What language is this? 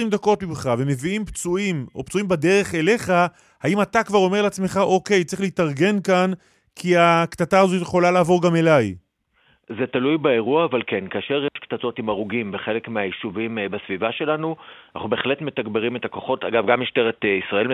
Hebrew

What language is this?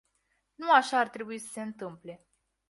Romanian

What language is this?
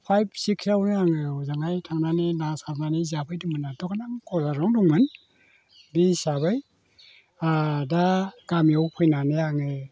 Bodo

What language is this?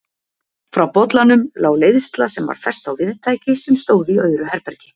Icelandic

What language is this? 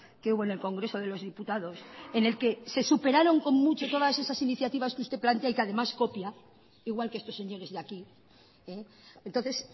Spanish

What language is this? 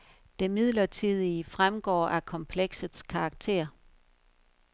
Danish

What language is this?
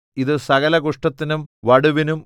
Malayalam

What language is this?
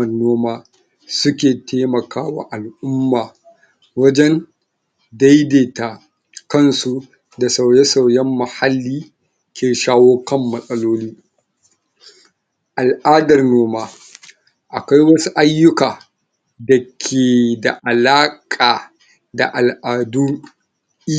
Hausa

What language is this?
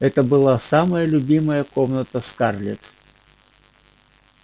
Russian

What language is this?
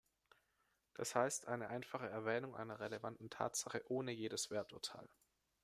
German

